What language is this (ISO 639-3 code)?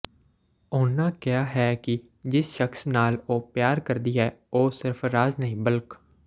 pan